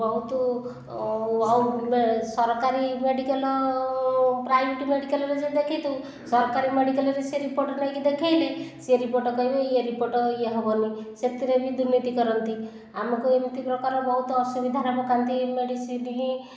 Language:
Odia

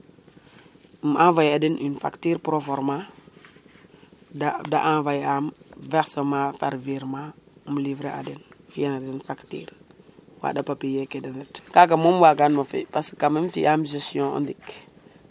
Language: Serer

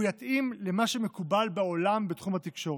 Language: Hebrew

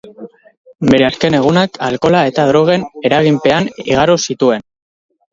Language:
Basque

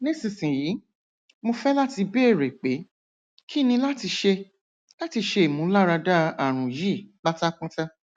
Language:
Yoruba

